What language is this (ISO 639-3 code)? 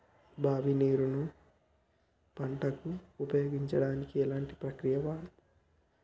tel